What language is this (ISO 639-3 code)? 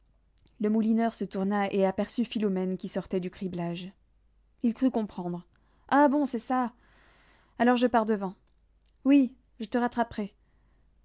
fra